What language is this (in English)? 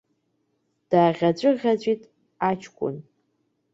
Abkhazian